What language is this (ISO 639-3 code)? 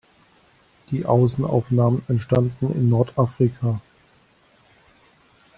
deu